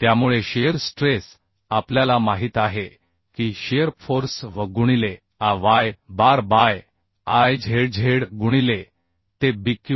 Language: Marathi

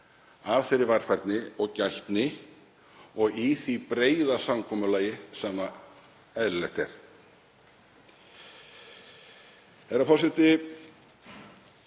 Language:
Icelandic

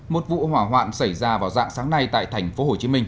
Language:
Vietnamese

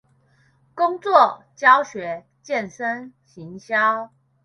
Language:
Chinese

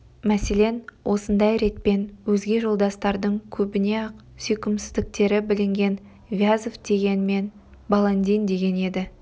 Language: Kazakh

